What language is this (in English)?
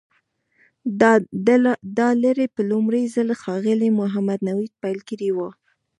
Pashto